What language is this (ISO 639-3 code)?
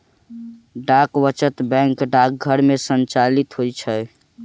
mai